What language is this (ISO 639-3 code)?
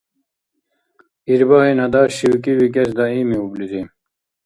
dar